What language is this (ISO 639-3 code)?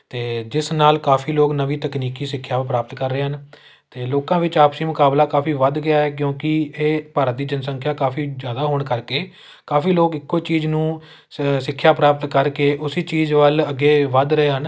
pan